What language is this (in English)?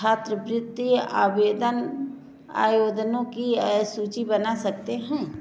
Hindi